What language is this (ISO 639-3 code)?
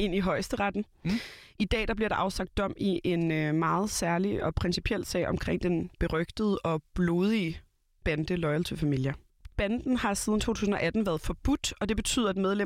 dan